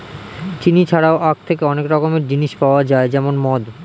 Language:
Bangla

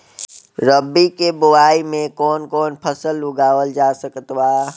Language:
Bhojpuri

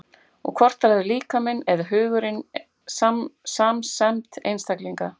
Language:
Icelandic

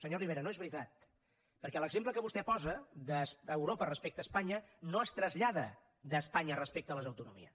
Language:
Catalan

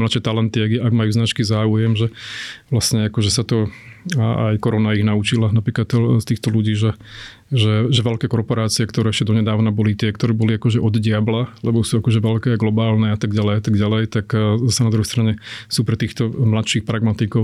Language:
Slovak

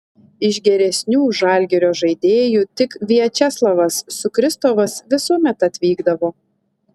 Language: Lithuanian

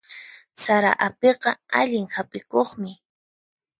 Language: Puno Quechua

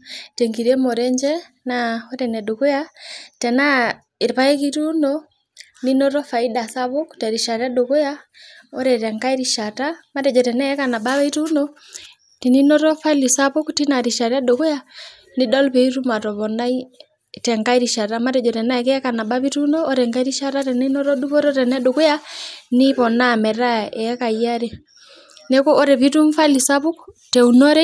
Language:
Masai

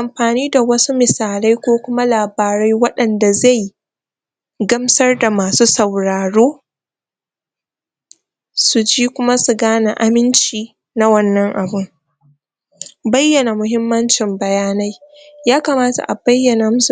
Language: Hausa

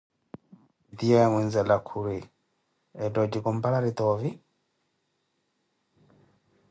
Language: Koti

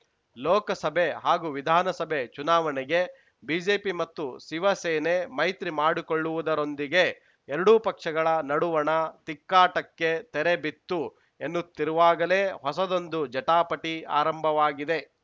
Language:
Kannada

